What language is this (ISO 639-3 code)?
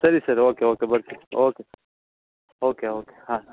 kan